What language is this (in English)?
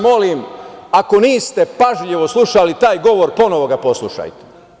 Serbian